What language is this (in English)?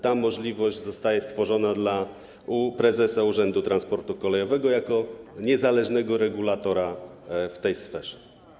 Polish